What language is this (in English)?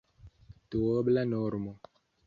Esperanto